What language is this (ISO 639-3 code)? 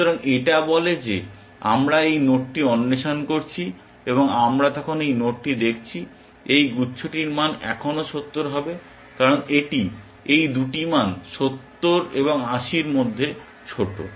ben